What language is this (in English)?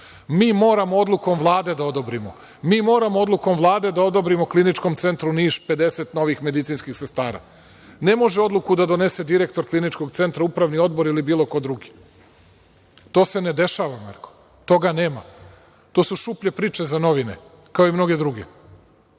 Serbian